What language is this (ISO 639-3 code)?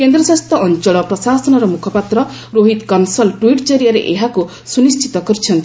ori